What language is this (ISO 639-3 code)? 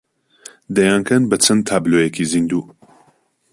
ckb